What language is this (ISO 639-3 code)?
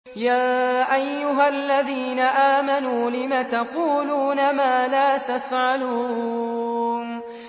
ara